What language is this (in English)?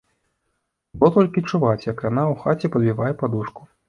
Belarusian